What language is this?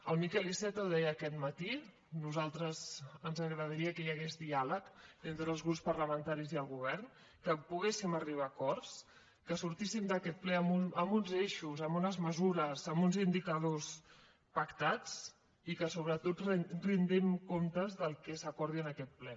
Catalan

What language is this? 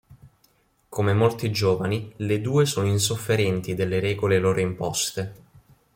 Italian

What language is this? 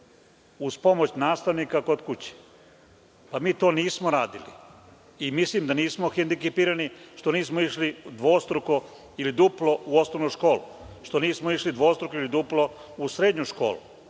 Serbian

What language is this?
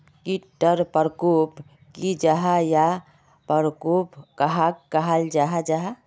Magahi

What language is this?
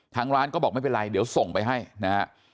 Thai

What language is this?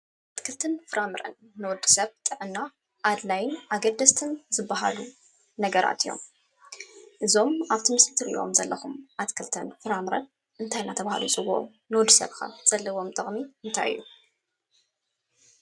Tigrinya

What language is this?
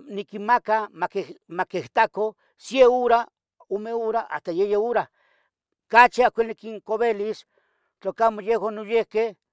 Tetelcingo Nahuatl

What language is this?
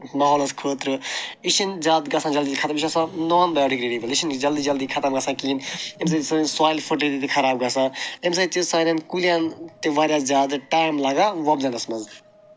Kashmiri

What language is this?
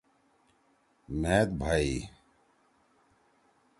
Torwali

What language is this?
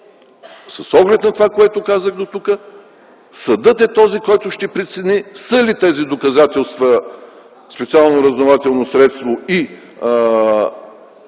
Bulgarian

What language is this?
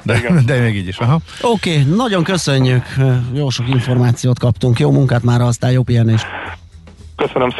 Hungarian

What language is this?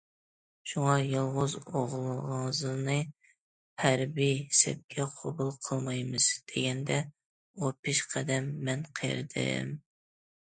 Uyghur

